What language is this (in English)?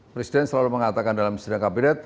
Indonesian